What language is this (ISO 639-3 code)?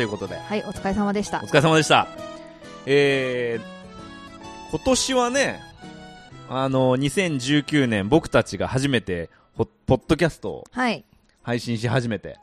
jpn